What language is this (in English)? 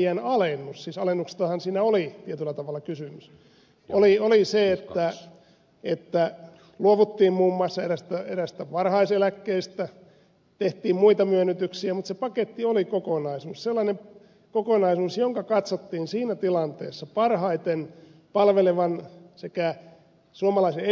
Finnish